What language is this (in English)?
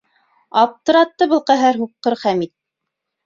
Bashkir